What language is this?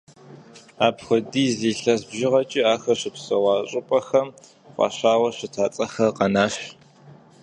Kabardian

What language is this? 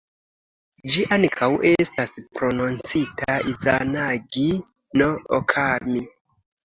Esperanto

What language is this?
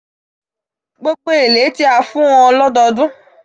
Yoruba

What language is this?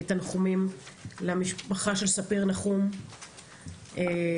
Hebrew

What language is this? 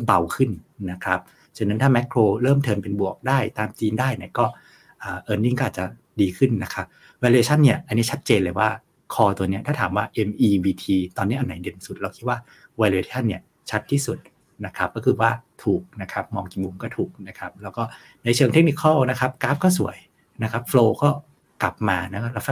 Thai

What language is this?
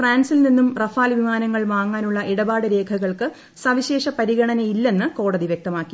Malayalam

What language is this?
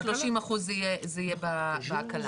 Hebrew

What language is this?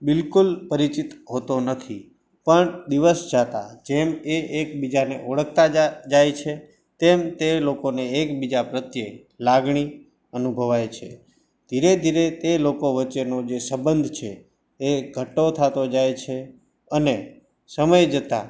Gujarati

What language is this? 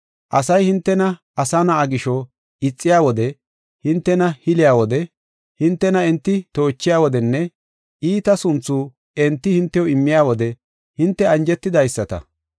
Gofa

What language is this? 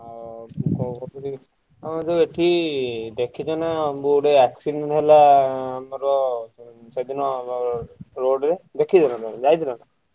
Odia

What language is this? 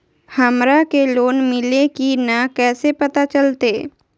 Magahi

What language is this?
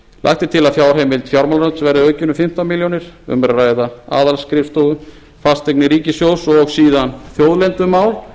Icelandic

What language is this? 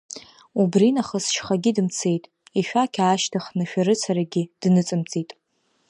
Abkhazian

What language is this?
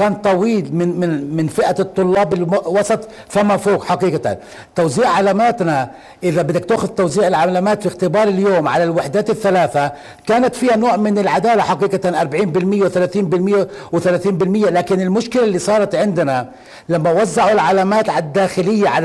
Arabic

